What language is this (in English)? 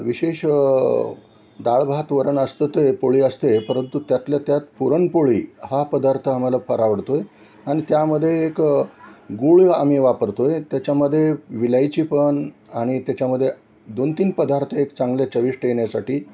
Marathi